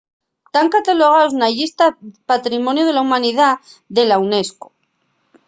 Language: Asturian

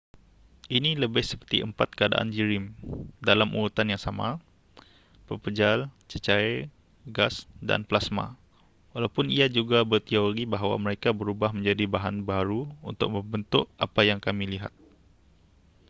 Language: Malay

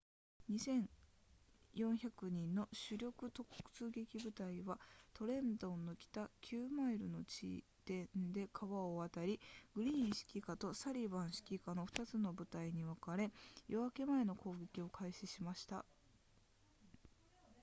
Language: Japanese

